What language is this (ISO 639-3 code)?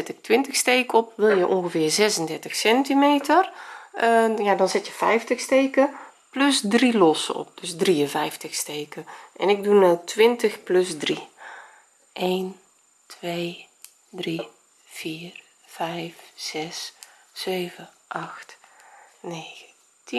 nld